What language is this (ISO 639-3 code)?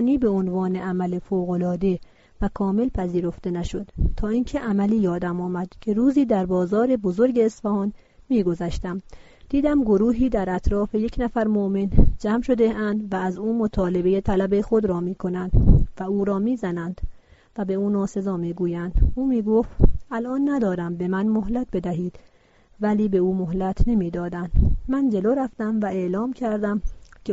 fas